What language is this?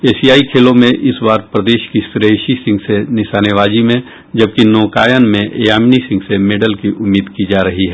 Hindi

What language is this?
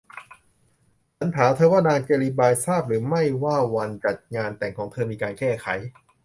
Thai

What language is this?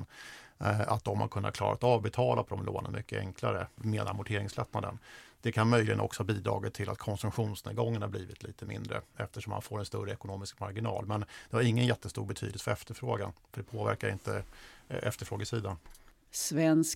Swedish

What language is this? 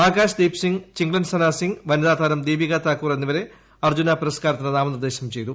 Malayalam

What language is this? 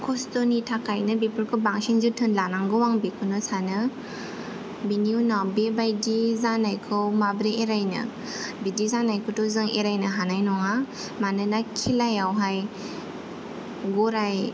Bodo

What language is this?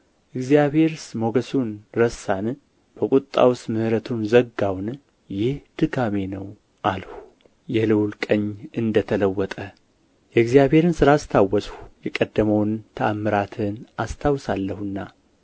Amharic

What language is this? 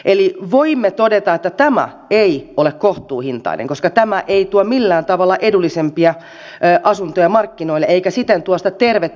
Finnish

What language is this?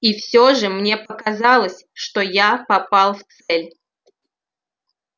Russian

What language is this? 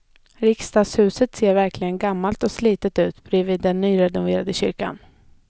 Swedish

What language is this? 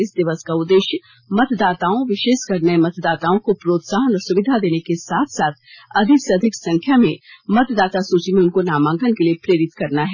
Hindi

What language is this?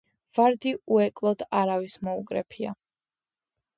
Georgian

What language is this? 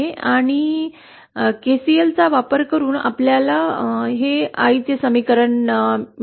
Marathi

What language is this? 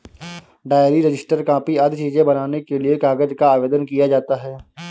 Hindi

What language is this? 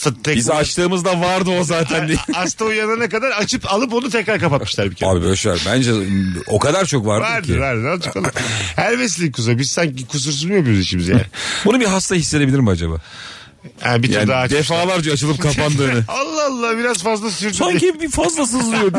Turkish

